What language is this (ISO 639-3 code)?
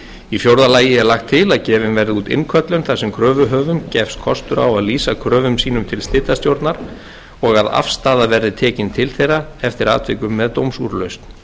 isl